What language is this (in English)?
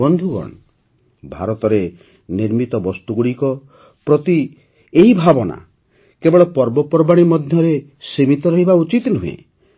Odia